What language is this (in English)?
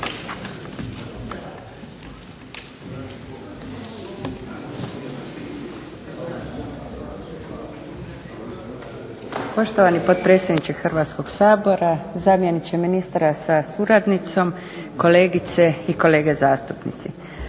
Croatian